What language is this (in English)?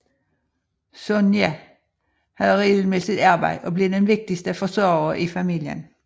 Danish